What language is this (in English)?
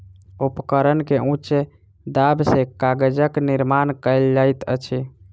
Maithili